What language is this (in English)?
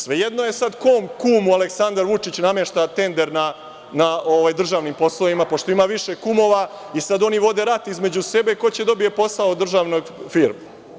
Serbian